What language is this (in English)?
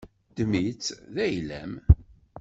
Kabyle